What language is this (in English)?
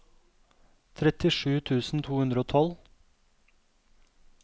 Norwegian